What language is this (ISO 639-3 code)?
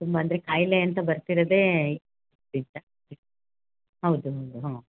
kan